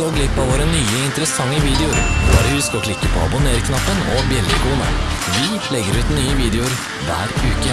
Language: Norwegian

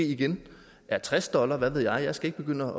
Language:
Danish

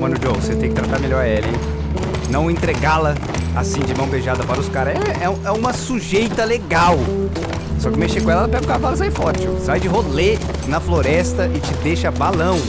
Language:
Portuguese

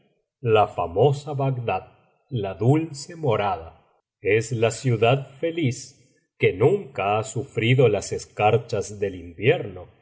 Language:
Spanish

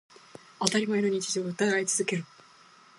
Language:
Japanese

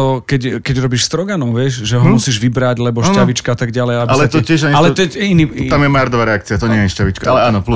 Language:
Slovak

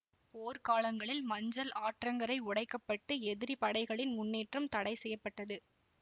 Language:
Tamil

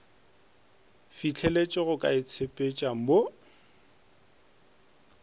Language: Northern Sotho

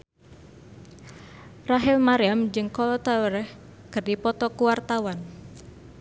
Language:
Sundanese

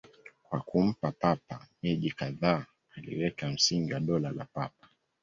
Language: Swahili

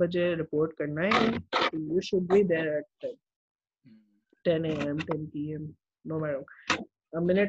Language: Urdu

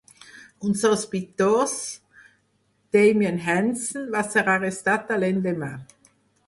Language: Catalan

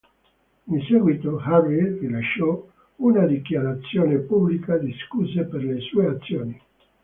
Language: Italian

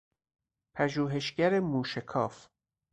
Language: Persian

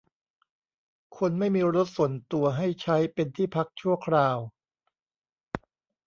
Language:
Thai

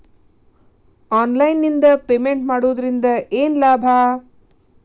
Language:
Kannada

